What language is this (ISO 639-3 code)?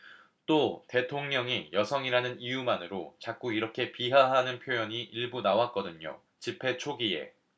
kor